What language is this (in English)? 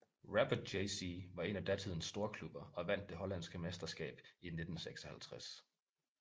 Danish